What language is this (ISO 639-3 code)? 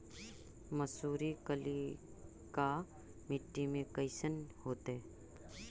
mag